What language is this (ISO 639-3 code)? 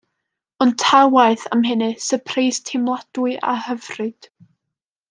cym